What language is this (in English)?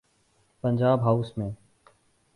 Urdu